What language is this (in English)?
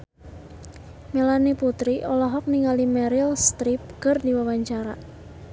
Sundanese